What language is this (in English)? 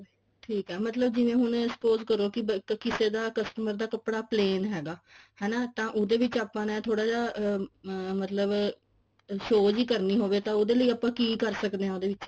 Punjabi